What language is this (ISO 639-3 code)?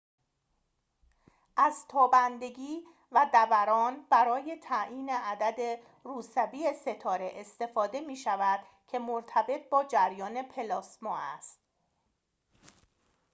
fas